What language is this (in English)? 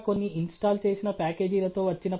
Telugu